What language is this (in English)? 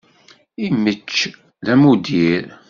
Kabyle